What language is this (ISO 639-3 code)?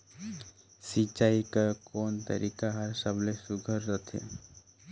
hne